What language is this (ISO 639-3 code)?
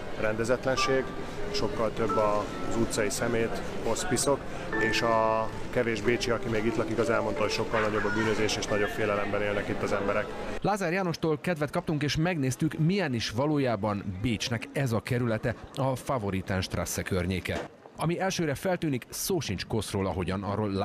hun